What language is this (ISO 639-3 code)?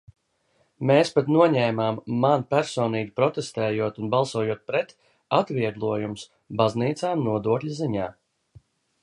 lav